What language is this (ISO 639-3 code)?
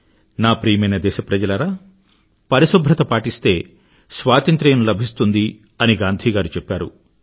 tel